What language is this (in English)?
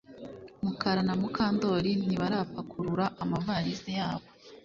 Kinyarwanda